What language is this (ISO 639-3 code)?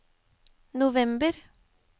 nor